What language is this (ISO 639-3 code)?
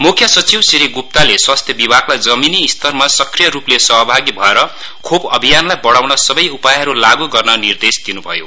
nep